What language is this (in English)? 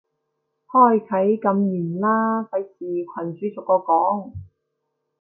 Cantonese